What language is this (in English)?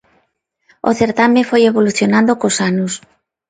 Galician